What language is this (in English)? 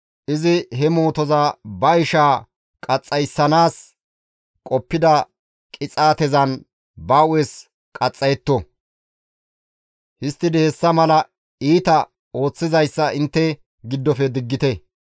Gamo